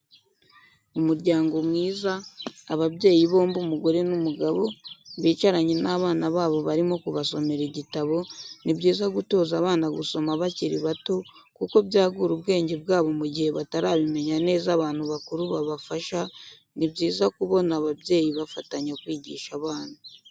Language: Kinyarwanda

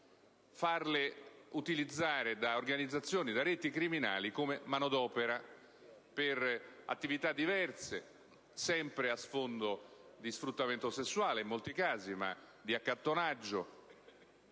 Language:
Italian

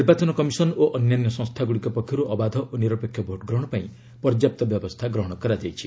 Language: Odia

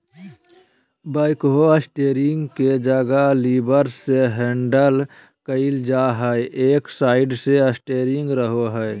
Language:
Magahi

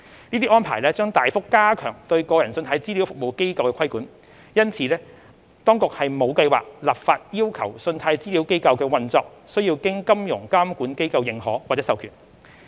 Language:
Cantonese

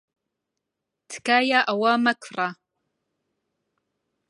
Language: Central Kurdish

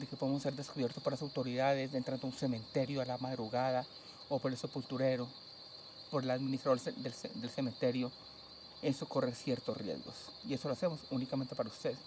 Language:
Spanish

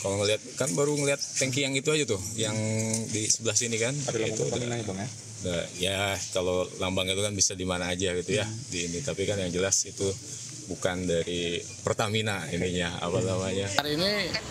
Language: Indonesian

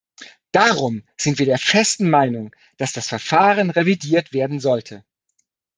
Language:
German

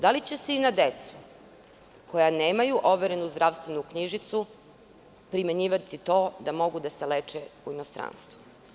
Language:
Serbian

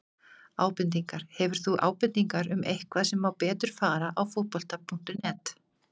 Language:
Icelandic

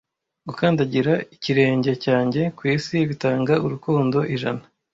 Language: Kinyarwanda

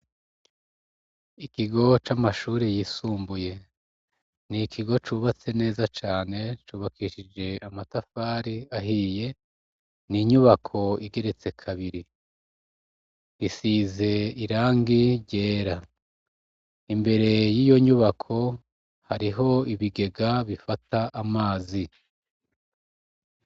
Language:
Rundi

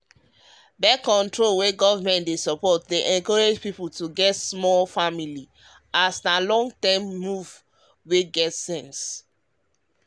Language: Nigerian Pidgin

